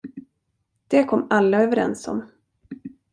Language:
Swedish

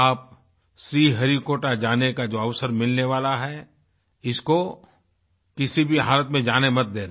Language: Hindi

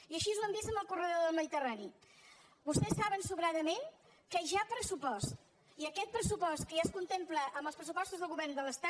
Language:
Catalan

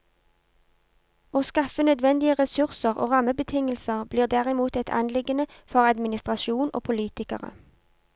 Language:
Norwegian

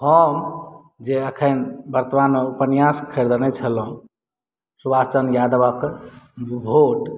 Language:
Maithili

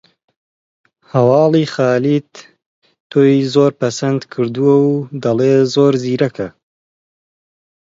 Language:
Central Kurdish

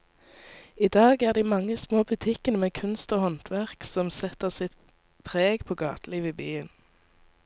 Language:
Norwegian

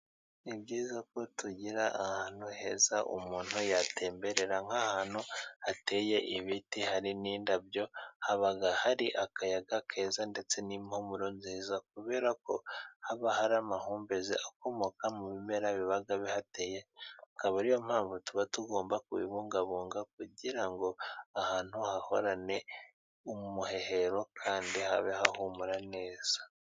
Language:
Kinyarwanda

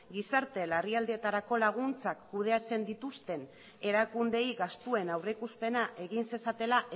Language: Basque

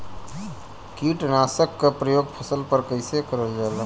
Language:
Bhojpuri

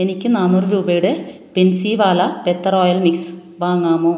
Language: Malayalam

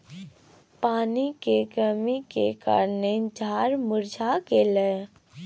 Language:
Maithili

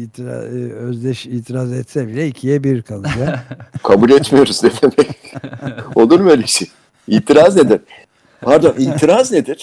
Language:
Turkish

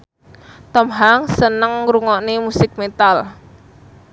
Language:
Javanese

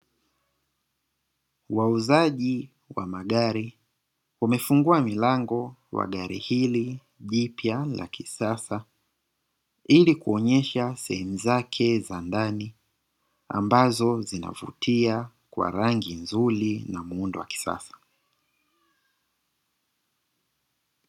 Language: Swahili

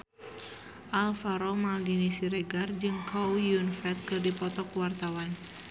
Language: Sundanese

